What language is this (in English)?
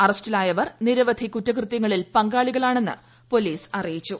Malayalam